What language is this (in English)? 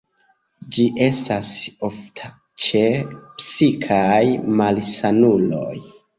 Esperanto